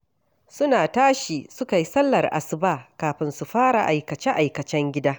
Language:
Hausa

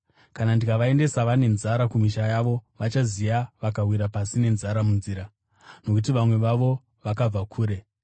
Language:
Shona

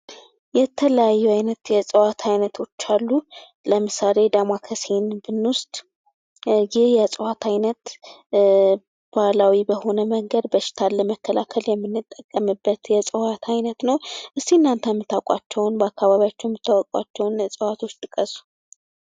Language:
Amharic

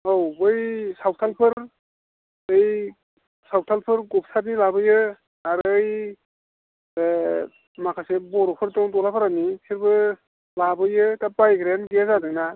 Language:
Bodo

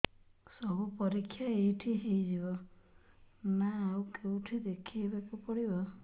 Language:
Odia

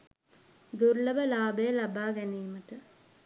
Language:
Sinhala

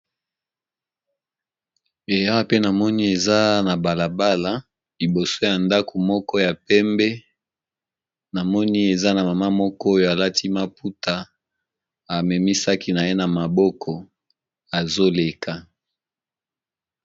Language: Lingala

